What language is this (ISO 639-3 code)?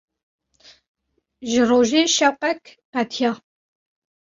kur